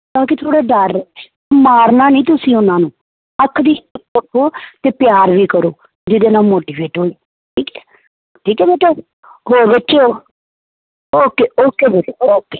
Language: Punjabi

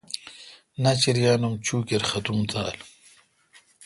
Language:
Kalkoti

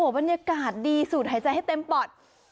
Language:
Thai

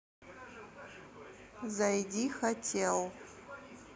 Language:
Russian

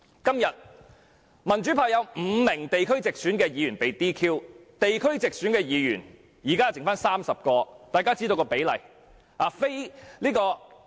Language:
Cantonese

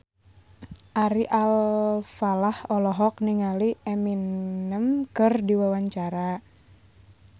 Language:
Sundanese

